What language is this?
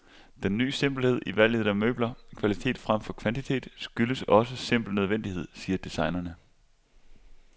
Danish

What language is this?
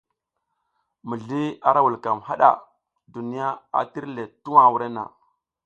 South Giziga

